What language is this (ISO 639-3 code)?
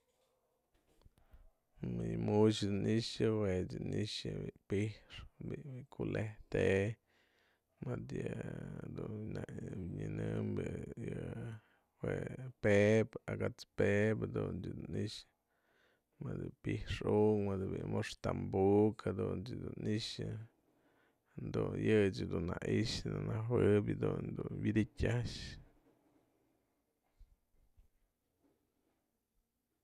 mzl